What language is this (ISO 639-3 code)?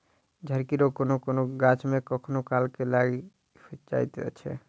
mai